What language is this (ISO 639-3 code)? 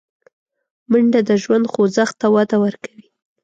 pus